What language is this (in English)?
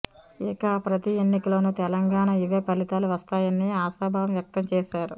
Telugu